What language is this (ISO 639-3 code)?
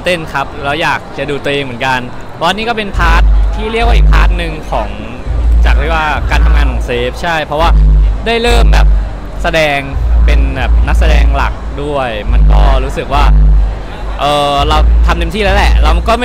tha